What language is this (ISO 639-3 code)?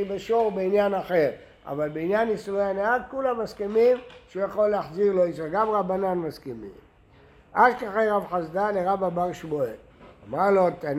heb